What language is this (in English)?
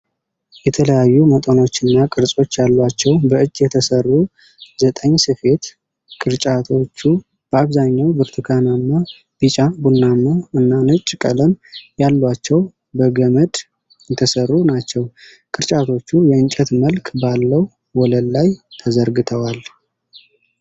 Amharic